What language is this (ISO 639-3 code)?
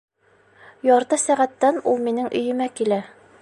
bak